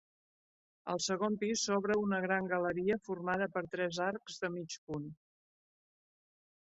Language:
Catalan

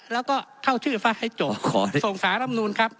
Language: Thai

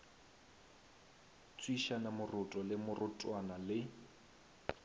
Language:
Northern Sotho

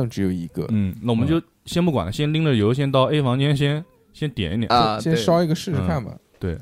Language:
Chinese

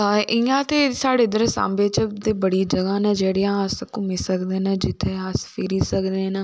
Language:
Dogri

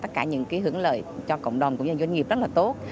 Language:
Vietnamese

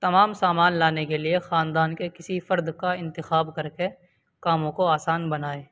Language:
Urdu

